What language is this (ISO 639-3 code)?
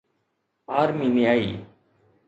snd